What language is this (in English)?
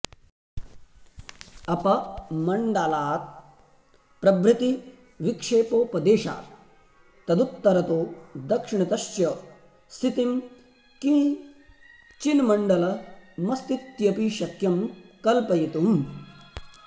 Sanskrit